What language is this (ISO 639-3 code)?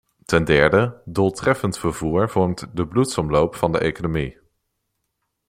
nld